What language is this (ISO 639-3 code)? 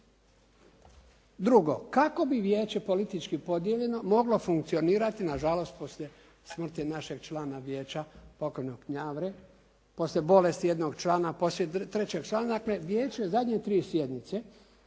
hrv